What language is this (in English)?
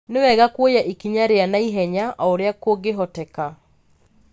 Kikuyu